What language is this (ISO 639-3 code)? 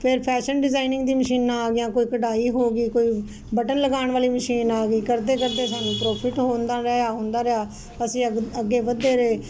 pan